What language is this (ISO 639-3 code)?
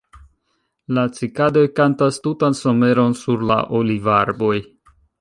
epo